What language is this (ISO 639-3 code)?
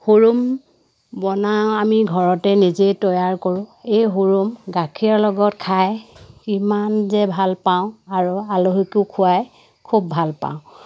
asm